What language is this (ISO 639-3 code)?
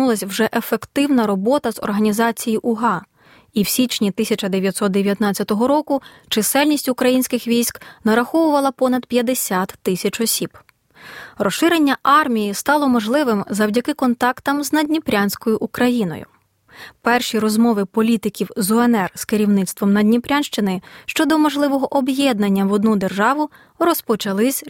ukr